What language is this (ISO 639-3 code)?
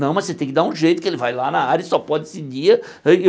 por